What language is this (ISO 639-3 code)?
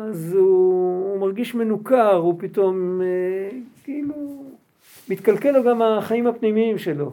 heb